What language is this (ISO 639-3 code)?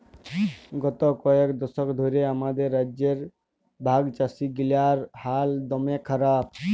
ben